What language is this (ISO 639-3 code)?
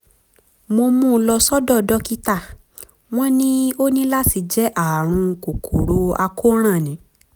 yor